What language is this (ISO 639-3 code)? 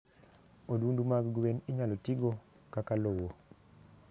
luo